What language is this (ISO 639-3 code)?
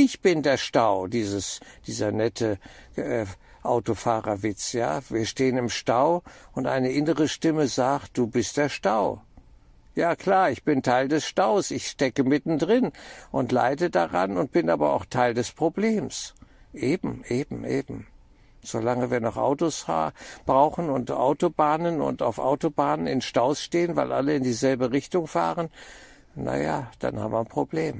deu